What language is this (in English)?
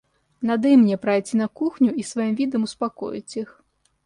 Russian